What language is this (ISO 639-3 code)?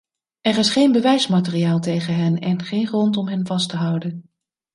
nld